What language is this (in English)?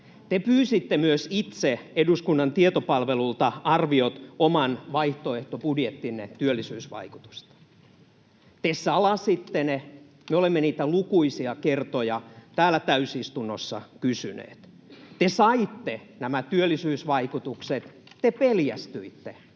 Finnish